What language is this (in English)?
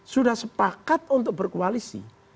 Indonesian